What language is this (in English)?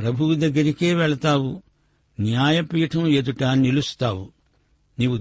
Telugu